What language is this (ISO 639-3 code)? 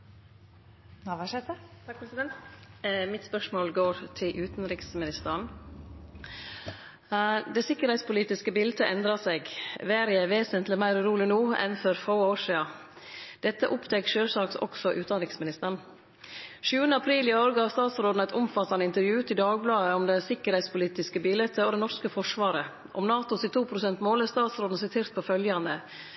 nno